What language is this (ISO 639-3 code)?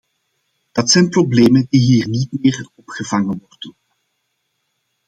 nld